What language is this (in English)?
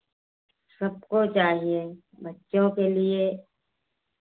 Hindi